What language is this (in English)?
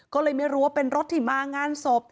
Thai